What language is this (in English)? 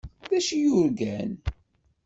Kabyle